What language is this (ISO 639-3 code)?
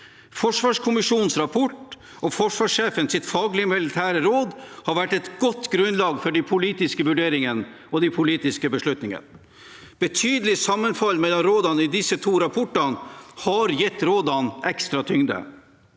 nor